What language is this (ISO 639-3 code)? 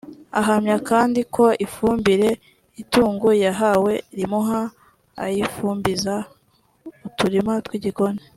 kin